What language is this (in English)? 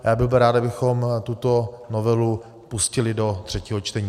Czech